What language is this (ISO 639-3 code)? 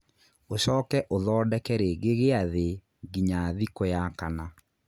kik